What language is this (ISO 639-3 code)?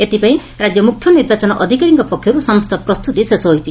ori